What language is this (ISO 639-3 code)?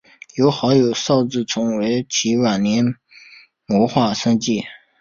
zho